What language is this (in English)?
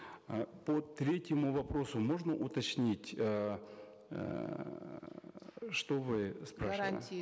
Kazakh